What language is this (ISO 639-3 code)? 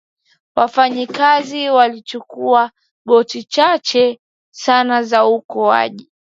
swa